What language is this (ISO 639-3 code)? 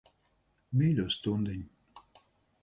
lav